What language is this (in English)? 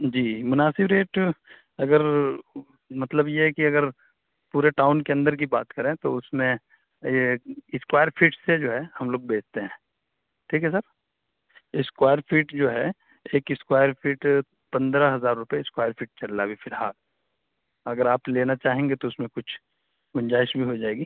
Urdu